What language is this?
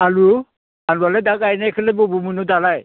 Bodo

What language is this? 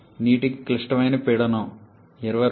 Telugu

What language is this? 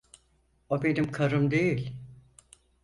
Turkish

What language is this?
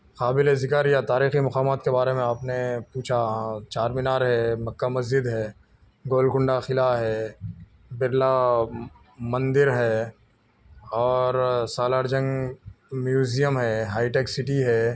Urdu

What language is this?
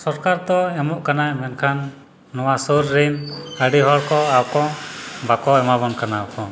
Santali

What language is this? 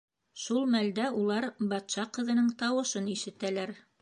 Bashkir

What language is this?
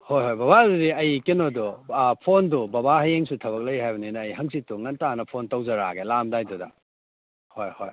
Manipuri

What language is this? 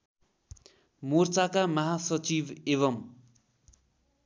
Nepali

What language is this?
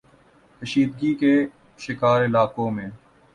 Urdu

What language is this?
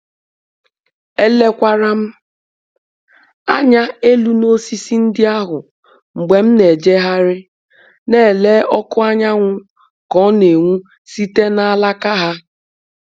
Igbo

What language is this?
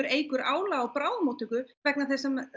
Icelandic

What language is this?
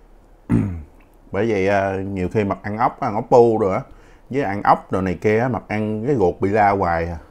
Vietnamese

